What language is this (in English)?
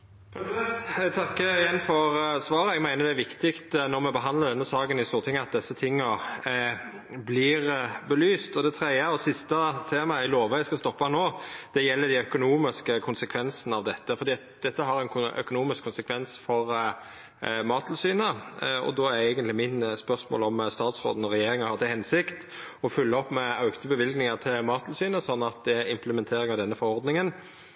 Norwegian